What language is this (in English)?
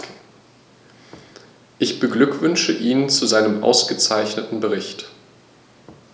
German